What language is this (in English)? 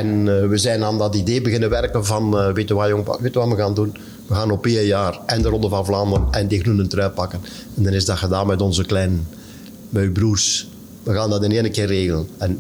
Dutch